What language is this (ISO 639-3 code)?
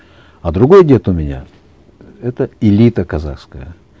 kaz